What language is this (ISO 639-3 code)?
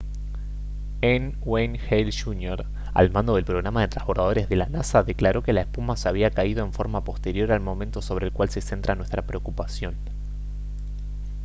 spa